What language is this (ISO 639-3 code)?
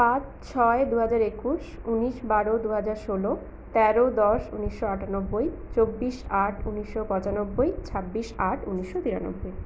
ben